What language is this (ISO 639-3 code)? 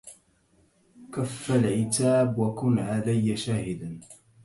ara